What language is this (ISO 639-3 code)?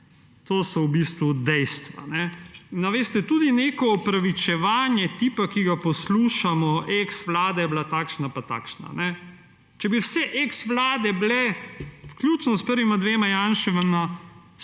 slv